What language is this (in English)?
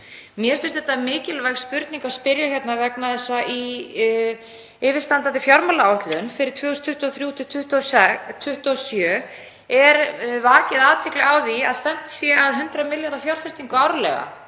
Icelandic